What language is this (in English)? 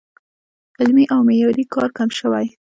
Pashto